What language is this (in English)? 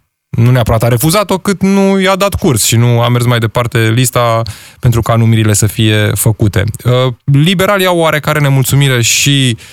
Romanian